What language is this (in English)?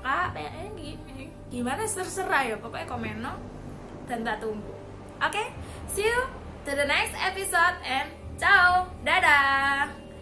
Indonesian